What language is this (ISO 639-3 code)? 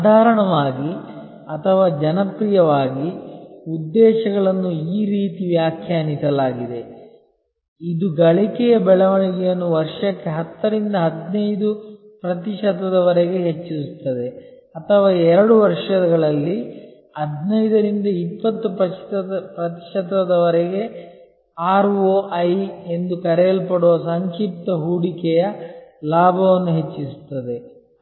kan